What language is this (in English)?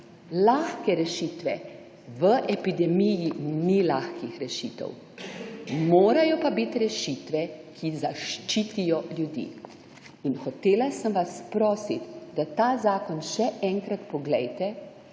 Slovenian